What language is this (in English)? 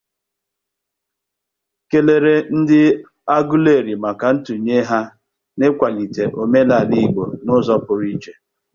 Igbo